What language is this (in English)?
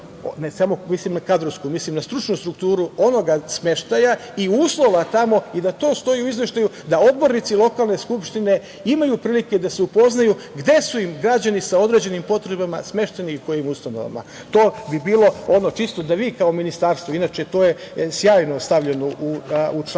Serbian